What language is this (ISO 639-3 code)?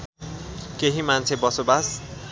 nep